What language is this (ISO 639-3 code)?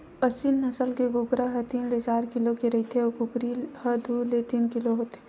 hne